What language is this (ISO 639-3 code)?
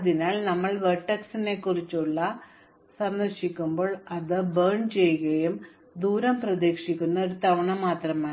mal